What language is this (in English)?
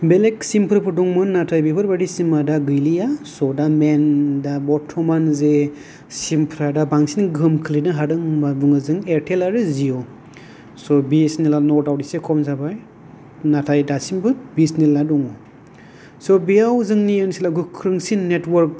Bodo